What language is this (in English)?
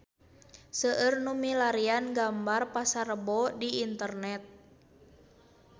Sundanese